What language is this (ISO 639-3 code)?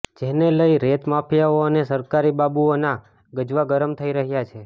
guj